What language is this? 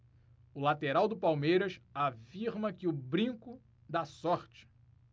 Portuguese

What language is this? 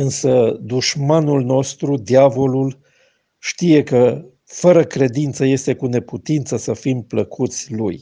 Romanian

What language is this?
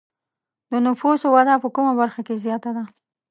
Pashto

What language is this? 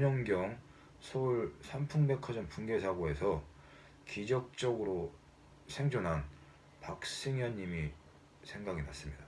Korean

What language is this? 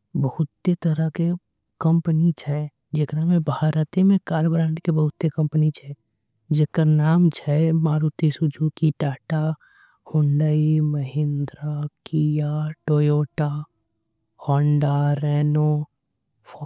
Angika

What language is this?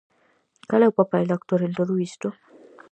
Galician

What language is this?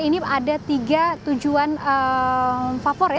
Indonesian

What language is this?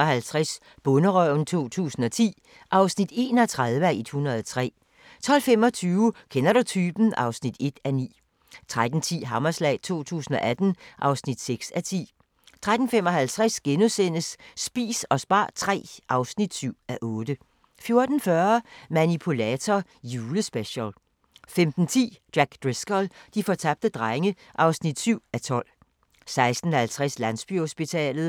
Danish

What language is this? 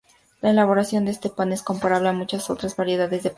Spanish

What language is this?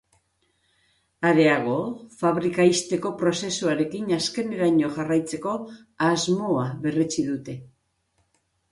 Basque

